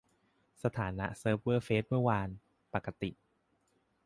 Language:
Thai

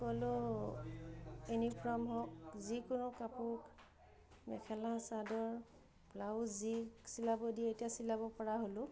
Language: Assamese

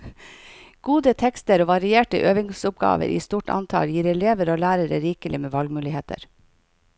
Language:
Norwegian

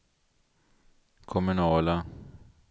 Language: Swedish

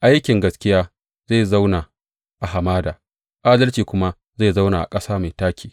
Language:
Hausa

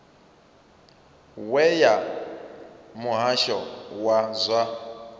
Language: Venda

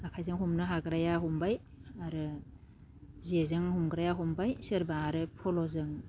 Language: Bodo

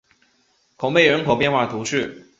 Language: Chinese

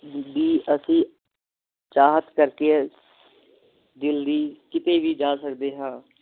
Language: Punjabi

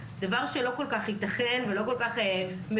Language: Hebrew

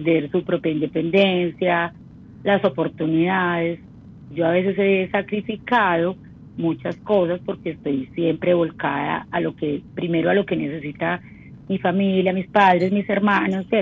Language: Spanish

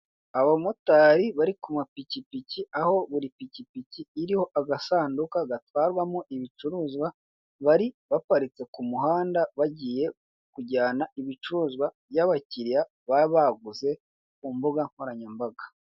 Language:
Kinyarwanda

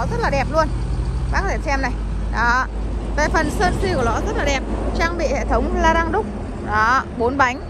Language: Vietnamese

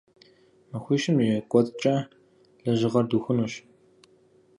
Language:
Kabardian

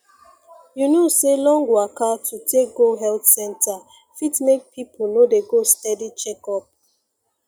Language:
Nigerian Pidgin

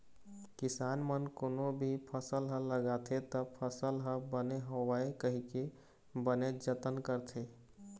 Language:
Chhattisgarhi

